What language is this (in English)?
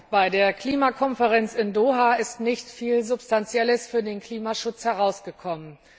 German